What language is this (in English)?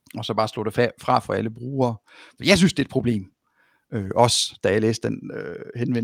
Danish